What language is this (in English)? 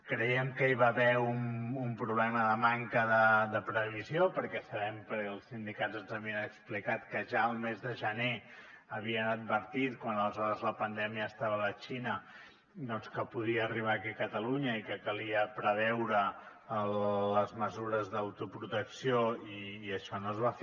Catalan